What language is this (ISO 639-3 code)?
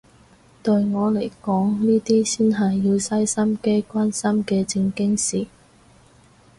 yue